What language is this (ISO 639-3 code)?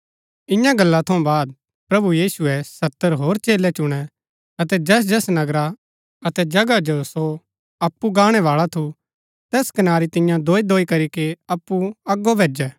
gbk